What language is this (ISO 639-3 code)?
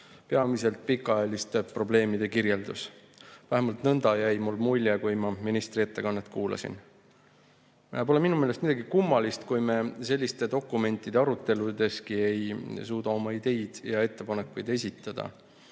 est